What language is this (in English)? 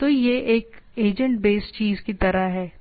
Hindi